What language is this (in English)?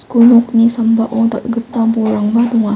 Garo